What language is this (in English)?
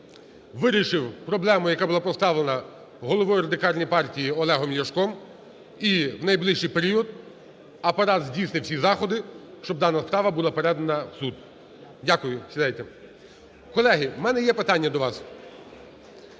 Ukrainian